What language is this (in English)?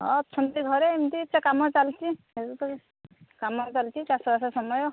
Odia